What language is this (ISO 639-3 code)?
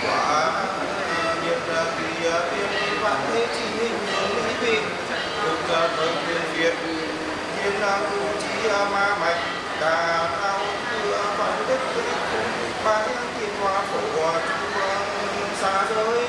vie